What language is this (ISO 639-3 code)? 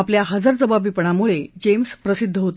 mar